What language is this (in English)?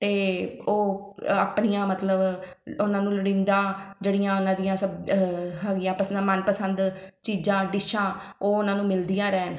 Punjabi